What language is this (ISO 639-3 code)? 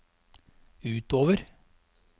nor